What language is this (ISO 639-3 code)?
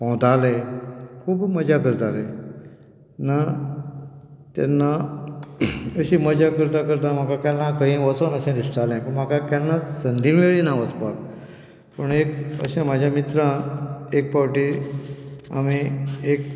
kok